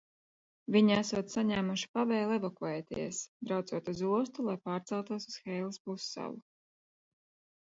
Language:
Latvian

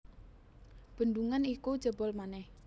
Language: Javanese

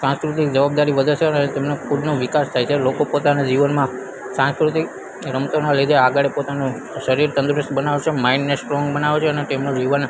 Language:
Gujarati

